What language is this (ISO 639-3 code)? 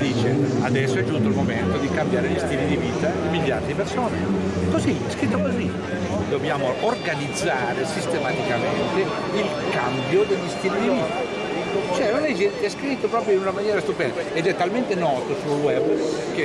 ita